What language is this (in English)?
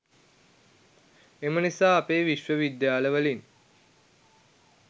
Sinhala